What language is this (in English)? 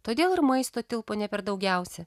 Lithuanian